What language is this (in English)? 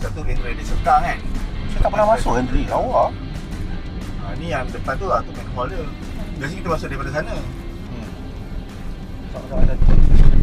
Malay